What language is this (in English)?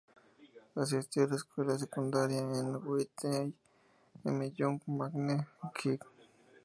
Spanish